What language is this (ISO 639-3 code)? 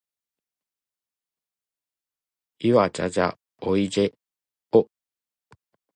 jpn